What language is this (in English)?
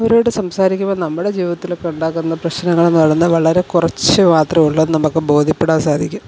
Malayalam